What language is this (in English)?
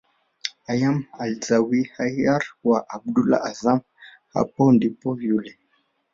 Swahili